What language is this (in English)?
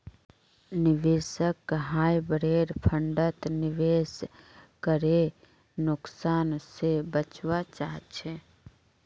Magahi